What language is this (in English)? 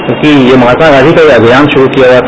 Hindi